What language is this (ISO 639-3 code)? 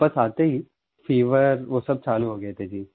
hin